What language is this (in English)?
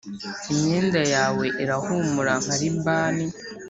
Kinyarwanda